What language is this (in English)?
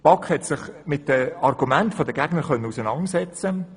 Swiss German